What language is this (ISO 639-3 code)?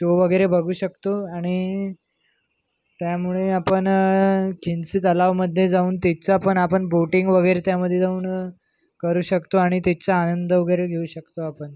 mar